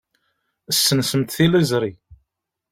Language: Kabyle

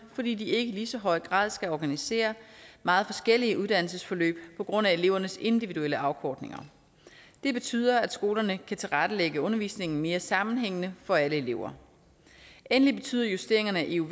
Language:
Danish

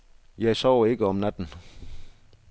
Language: Danish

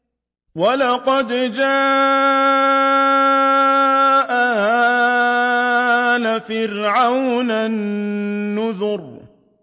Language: Arabic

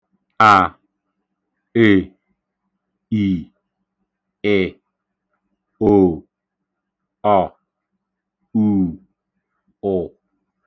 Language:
Igbo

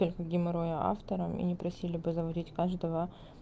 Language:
Russian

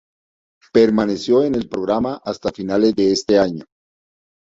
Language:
Spanish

